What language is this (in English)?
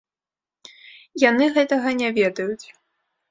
Belarusian